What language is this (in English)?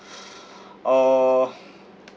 English